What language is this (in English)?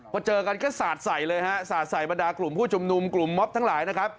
Thai